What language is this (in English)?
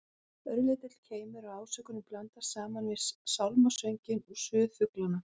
Icelandic